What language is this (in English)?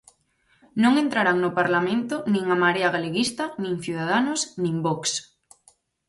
Galician